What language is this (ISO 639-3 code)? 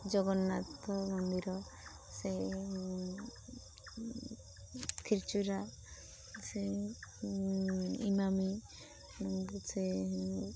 ori